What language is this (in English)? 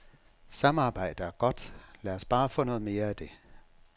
Danish